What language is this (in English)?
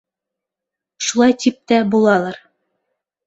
Bashkir